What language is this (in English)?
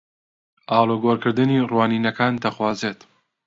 Central Kurdish